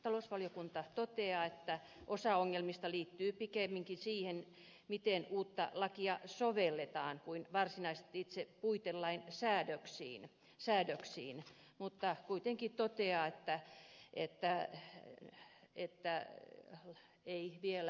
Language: Finnish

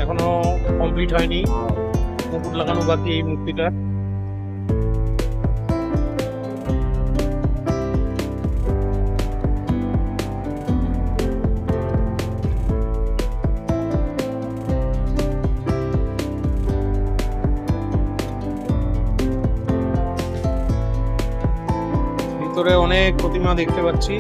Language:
Bangla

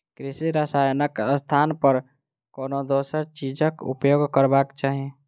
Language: Maithili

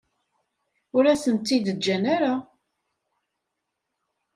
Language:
Kabyle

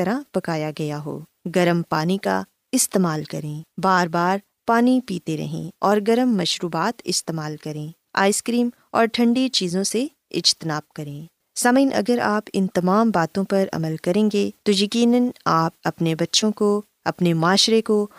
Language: Urdu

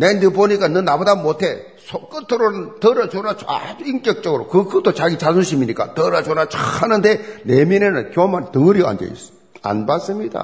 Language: Korean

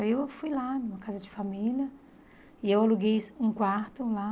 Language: Portuguese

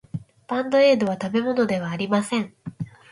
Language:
Japanese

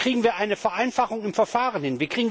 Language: German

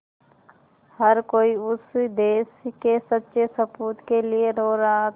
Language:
Hindi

